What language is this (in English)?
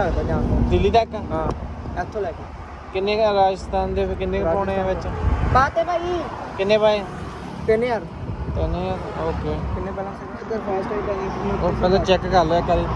Hindi